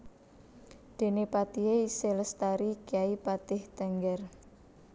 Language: Javanese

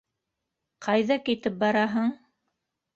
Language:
Bashkir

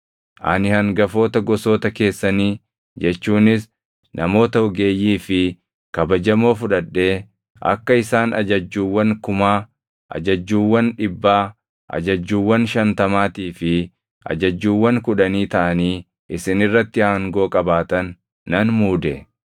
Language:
Oromo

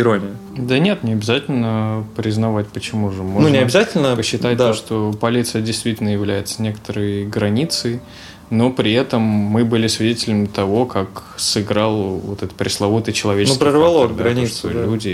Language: Russian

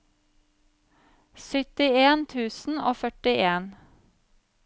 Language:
Norwegian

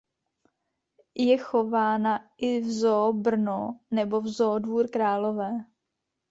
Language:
Czech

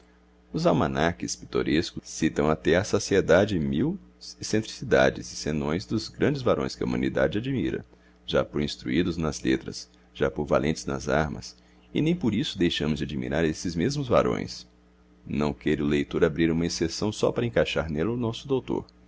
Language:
Portuguese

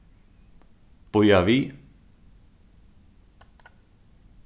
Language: Faroese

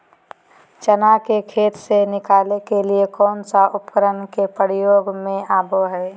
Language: Magahi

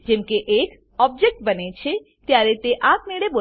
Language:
Gujarati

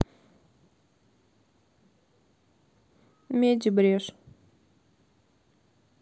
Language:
Russian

